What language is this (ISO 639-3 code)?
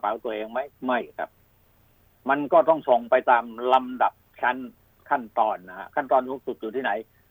tha